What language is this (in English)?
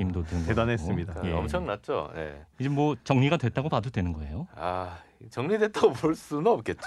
Korean